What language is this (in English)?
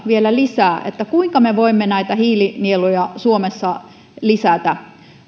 Finnish